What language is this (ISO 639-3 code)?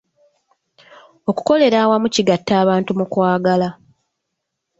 lug